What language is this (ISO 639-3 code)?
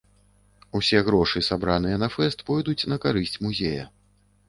bel